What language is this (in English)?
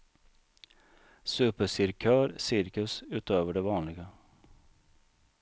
Swedish